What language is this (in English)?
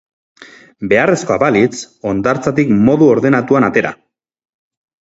Basque